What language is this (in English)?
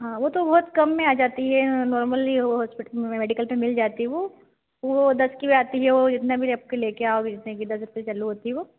Hindi